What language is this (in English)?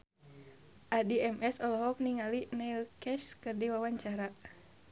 Sundanese